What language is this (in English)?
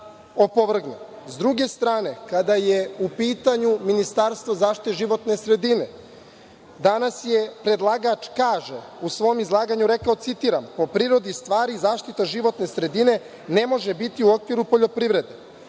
Serbian